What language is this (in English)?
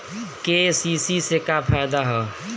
Bhojpuri